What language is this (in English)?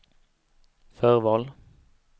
Swedish